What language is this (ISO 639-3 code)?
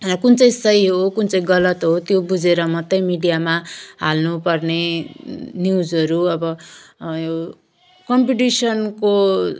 nep